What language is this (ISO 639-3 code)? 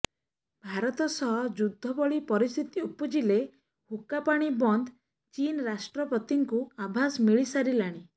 ori